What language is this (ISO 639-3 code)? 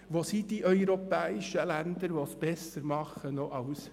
gsw